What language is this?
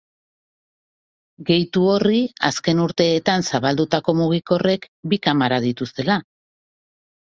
Basque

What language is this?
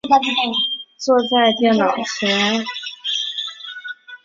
Chinese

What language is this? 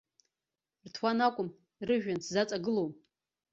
Abkhazian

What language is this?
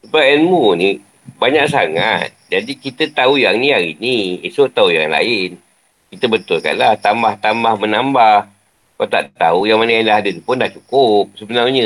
Malay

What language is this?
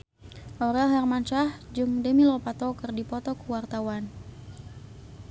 Sundanese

